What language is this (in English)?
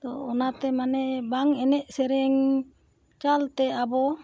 Santali